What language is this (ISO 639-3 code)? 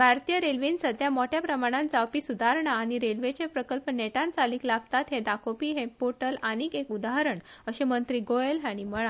kok